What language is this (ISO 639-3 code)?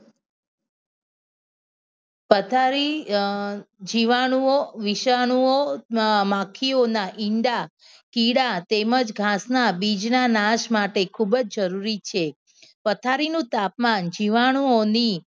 guj